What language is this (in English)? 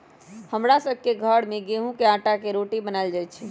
Magahi